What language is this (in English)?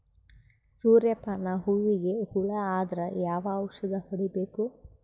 Kannada